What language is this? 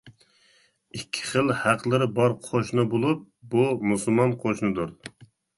Uyghur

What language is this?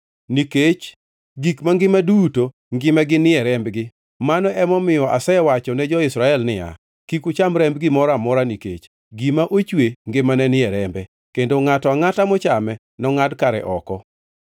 Luo (Kenya and Tanzania)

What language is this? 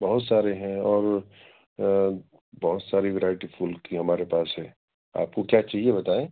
Urdu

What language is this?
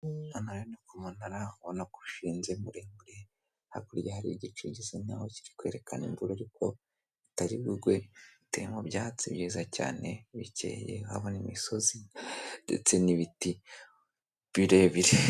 Kinyarwanda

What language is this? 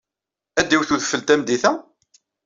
Kabyle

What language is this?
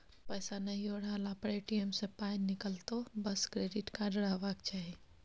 Maithili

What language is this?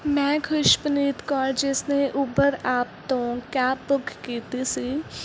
Punjabi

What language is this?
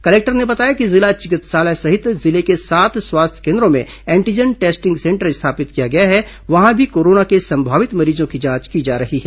Hindi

